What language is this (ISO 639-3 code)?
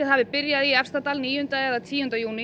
isl